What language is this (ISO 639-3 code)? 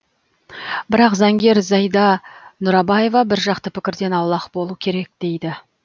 kaz